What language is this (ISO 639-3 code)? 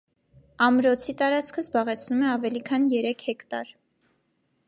hye